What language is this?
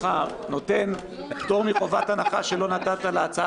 Hebrew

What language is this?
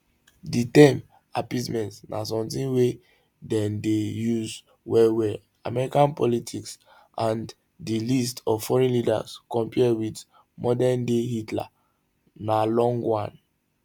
Nigerian Pidgin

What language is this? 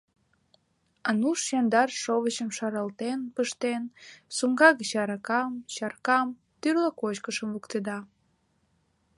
Mari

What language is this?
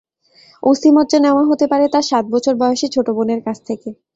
Bangla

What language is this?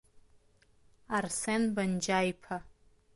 Abkhazian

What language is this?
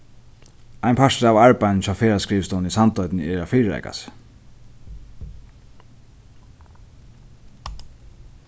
Faroese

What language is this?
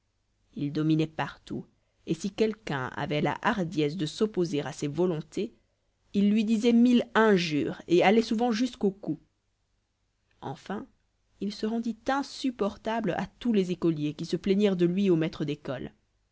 French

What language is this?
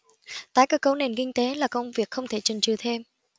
Vietnamese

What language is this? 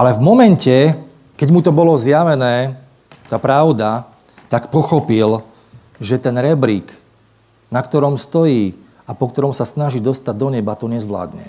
Slovak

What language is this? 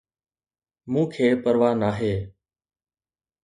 Sindhi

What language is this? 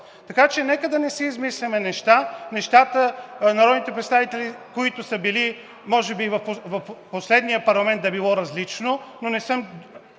Bulgarian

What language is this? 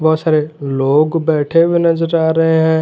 Hindi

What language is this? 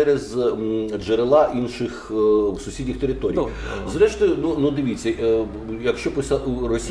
Ukrainian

